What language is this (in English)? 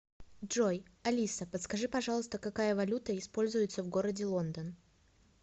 Russian